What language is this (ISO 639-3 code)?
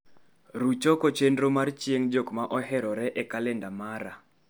luo